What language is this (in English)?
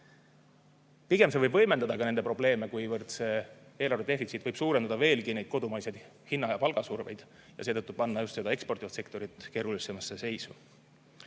Estonian